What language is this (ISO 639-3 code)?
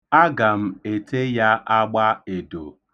ibo